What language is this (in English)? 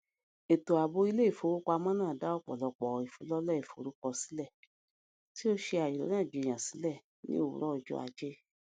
Yoruba